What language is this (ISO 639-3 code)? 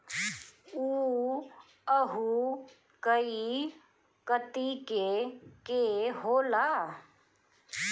bho